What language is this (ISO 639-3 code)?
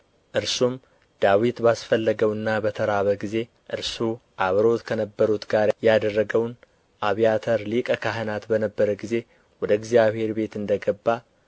amh